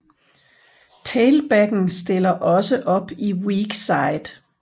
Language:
Danish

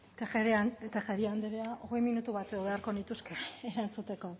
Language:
Basque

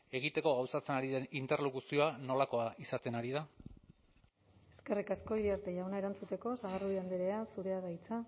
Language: Basque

